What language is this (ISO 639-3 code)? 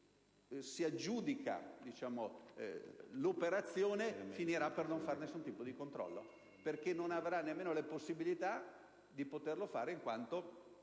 ita